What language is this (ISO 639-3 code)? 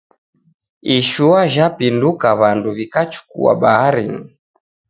dav